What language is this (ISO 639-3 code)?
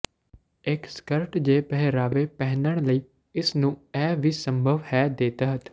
pan